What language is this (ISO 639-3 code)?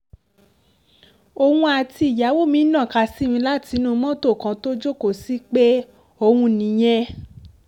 yor